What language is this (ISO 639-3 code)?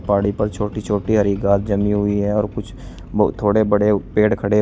hin